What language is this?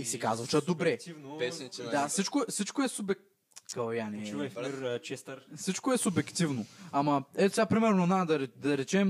Bulgarian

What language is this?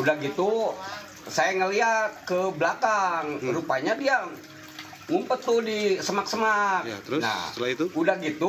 Indonesian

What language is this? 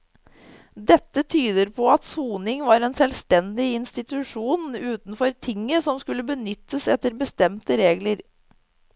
Norwegian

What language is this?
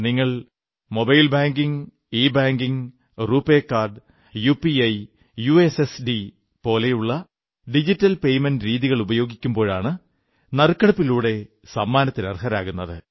Malayalam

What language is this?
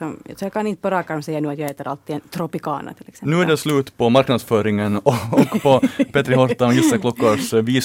Swedish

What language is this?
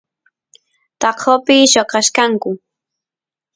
Santiago del Estero Quichua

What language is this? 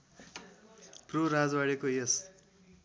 Nepali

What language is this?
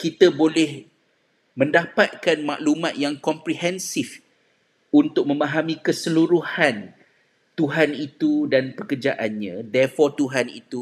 Malay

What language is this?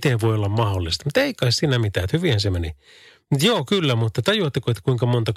Finnish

